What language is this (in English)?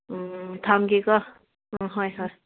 Manipuri